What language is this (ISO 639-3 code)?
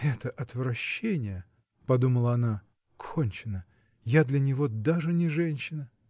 rus